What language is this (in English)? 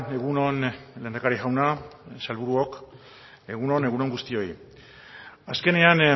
Basque